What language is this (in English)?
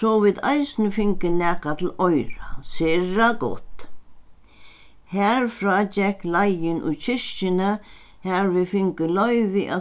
Faroese